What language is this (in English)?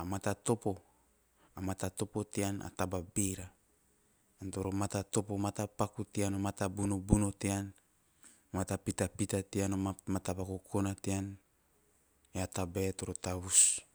Teop